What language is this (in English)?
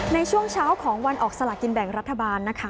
Thai